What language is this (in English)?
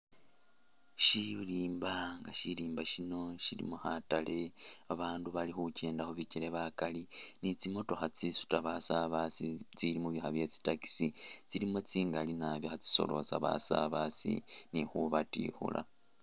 Masaaba